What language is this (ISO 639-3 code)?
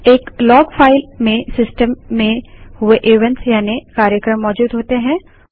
hin